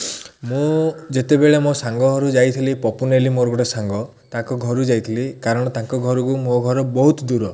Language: Odia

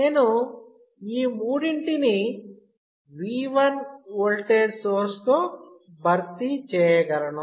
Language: Telugu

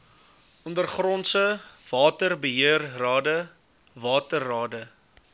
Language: Afrikaans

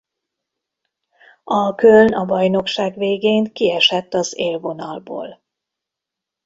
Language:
Hungarian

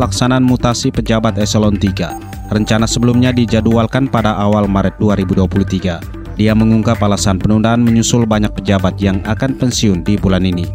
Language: Indonesian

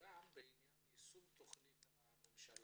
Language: Hebrew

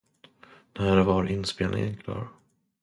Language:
Swedish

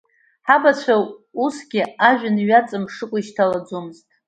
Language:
Abkhazian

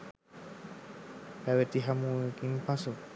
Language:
Sinhala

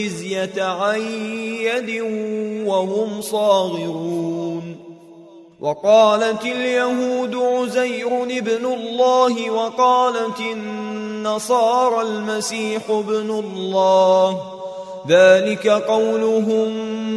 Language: Arabic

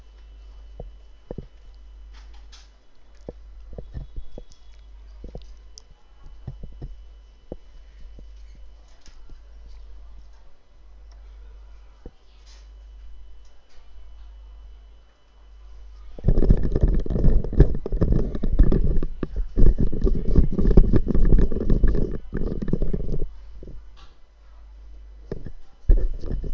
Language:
Gujarati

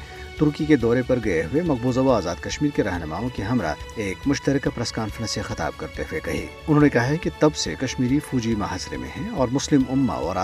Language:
Urdu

